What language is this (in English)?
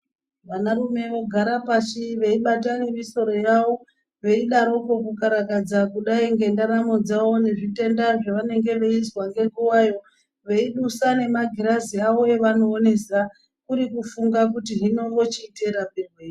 Ndau